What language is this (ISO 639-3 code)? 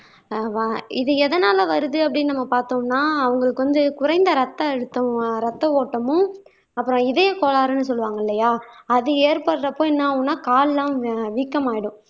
tam